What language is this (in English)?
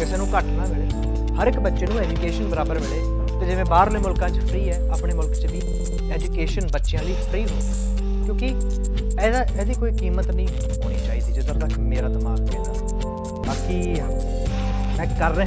Punjabi